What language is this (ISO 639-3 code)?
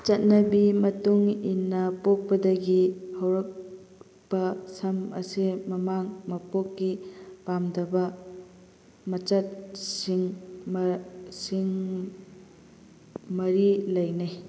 mni